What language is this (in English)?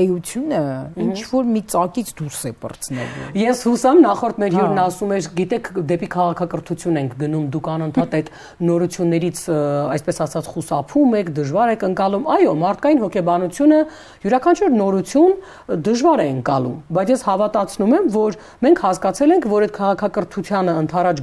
Romanian